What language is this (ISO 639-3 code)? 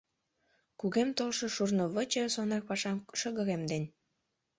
chm